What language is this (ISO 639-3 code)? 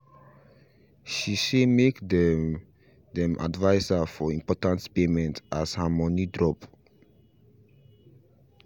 pcm